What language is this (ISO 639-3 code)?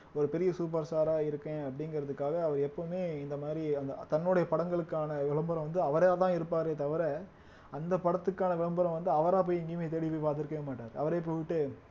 tam